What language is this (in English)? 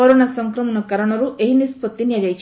Odia